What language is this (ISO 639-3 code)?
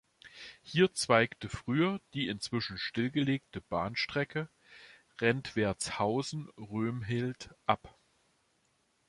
deu